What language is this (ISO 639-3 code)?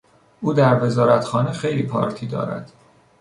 fas